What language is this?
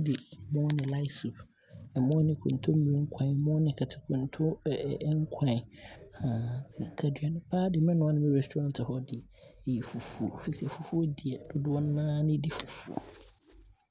Abron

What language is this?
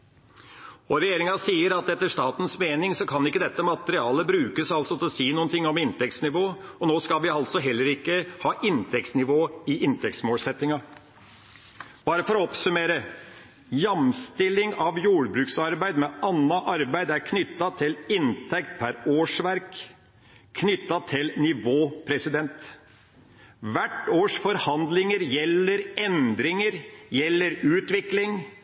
Norwegian Bokmål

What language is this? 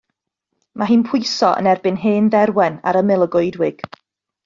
Welsh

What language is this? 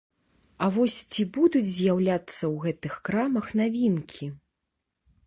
Belarusian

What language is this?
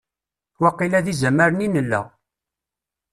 Kabyle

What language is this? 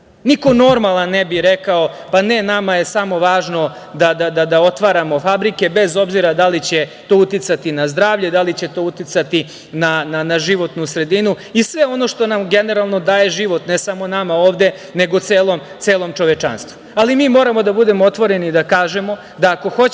Serbian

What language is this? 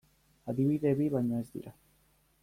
Basque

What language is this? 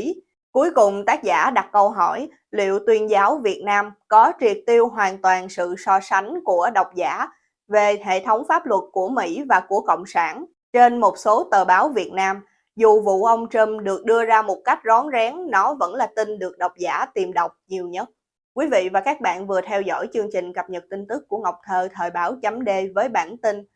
Vietnamese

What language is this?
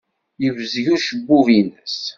Kabyle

